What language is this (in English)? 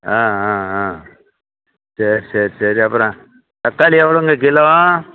Tamil